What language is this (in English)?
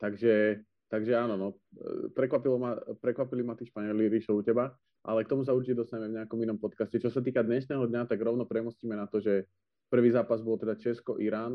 Slovak